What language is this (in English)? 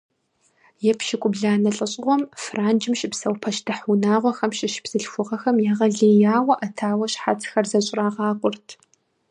Kabardian